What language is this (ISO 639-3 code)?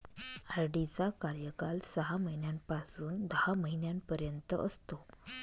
mar